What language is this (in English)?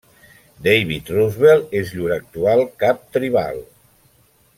Catalan